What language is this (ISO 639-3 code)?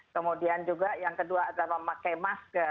ind